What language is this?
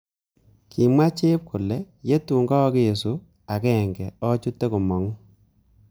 Kalenjin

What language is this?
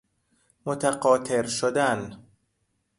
Persian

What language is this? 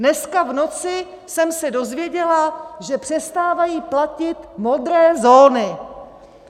Czech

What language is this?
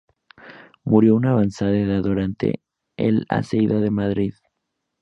Spanish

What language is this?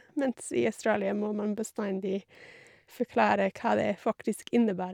Norwegian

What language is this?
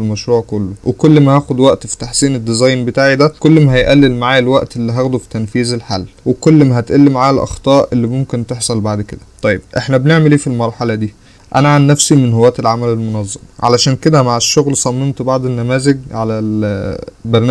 Arabic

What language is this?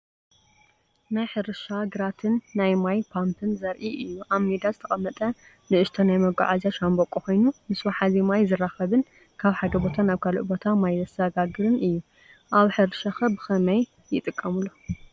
Tigrinya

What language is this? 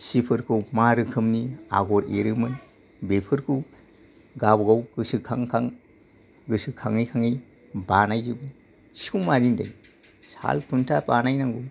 Bodo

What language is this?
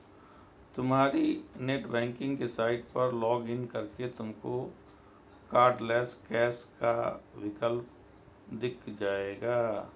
Hindi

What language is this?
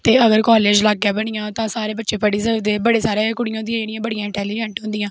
Dogri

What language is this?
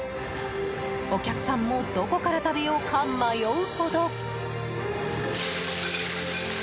Japanese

